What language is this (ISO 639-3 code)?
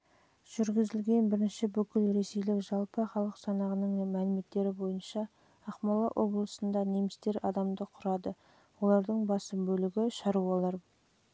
kaz